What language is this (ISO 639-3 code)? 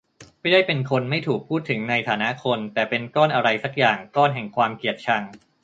tha